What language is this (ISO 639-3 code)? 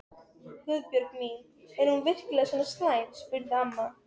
isl